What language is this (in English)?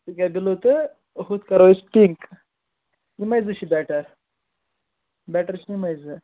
Kashmiri